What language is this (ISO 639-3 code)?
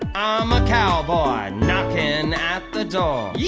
eng